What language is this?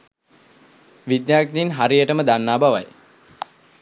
Sinhala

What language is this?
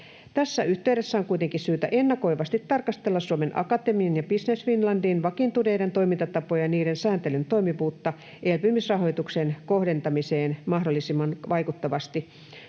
Finnish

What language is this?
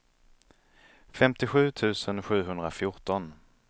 Swedish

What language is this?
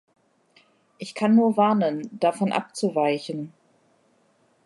German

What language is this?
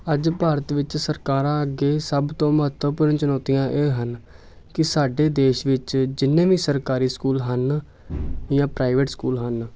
Punjabi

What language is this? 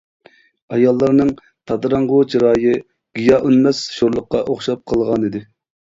Uyghur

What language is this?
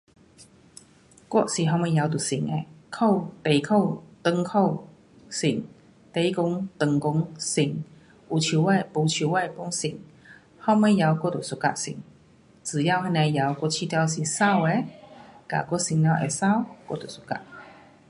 Pu-Xian Chinese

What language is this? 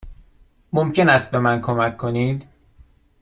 Persian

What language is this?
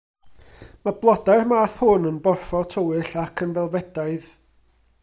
Welsh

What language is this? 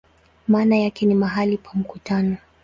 Swahili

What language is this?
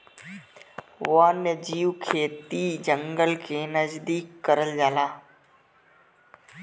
Bhojpuri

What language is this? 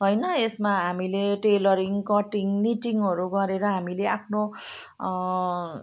Nepali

